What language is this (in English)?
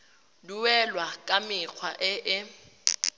Tswana